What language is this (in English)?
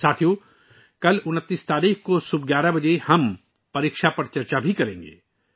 Urdu